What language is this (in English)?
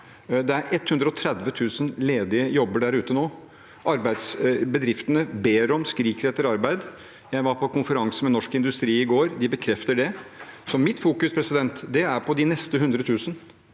Norwegian